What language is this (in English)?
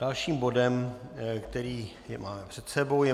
Czech